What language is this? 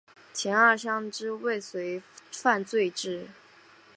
Chinese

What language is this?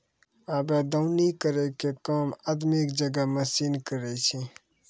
Maithili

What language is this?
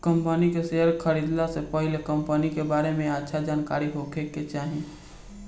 Bhojpuri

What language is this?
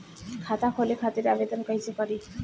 Bhojpuri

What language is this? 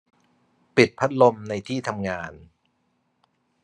Thai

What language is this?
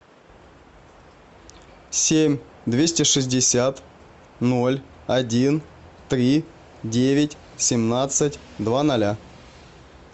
Russian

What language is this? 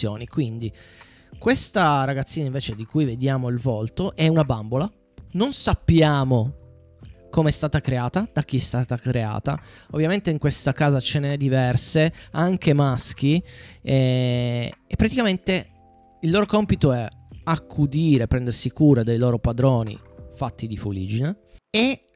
Italian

